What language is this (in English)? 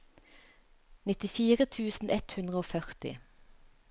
Norwegian